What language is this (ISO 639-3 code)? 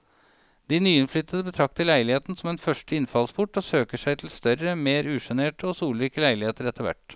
nor